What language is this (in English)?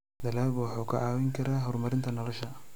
Somali